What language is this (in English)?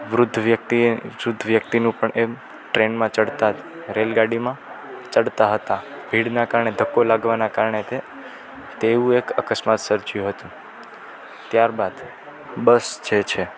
Gujarati